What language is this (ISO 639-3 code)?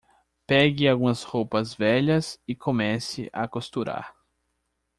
por